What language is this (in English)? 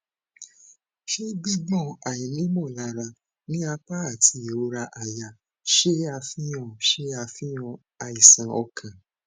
Yoruba